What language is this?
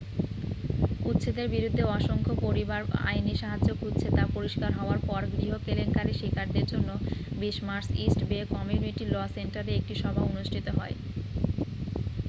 Bangla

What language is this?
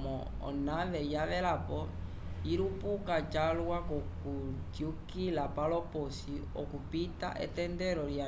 Umbundu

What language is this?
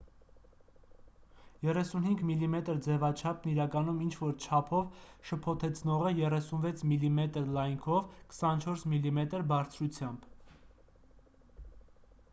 Armenian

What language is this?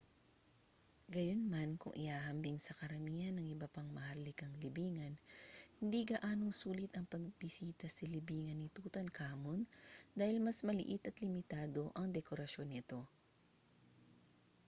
Filipino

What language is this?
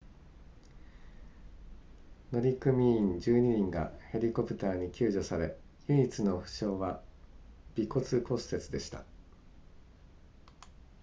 Japanese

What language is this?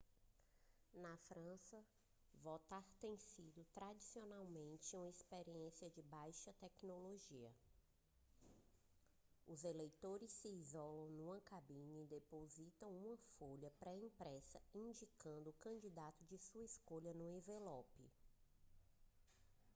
Portuguese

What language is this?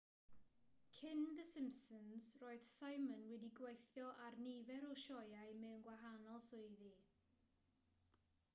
Welsh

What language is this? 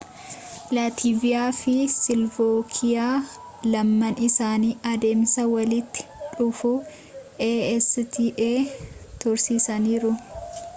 Oromo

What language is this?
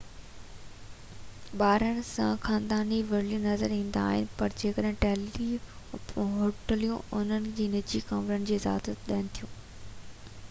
Sindhi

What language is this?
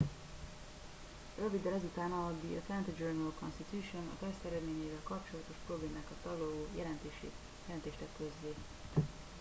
Hungarian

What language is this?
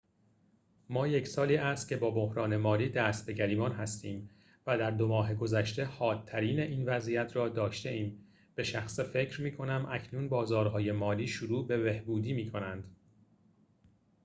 Persian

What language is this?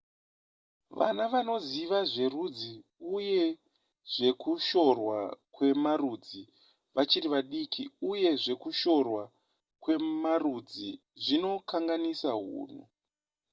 Shona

